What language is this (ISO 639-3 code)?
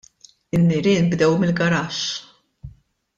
mlt